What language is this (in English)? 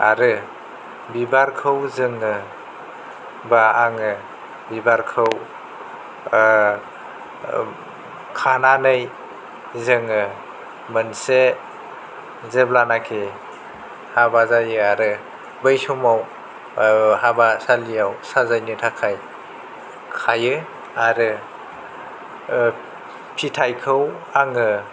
Bodo